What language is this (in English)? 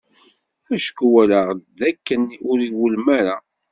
Kabyle